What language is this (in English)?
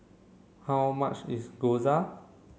English